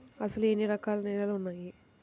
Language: Telugu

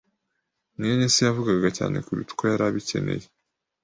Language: Kinyarwanda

